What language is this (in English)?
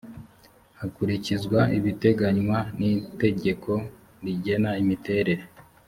Kinyarwanda